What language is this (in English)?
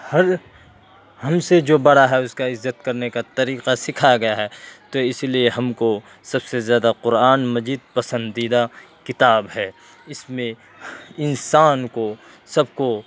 Urdu